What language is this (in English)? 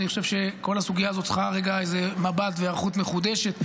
Hebrew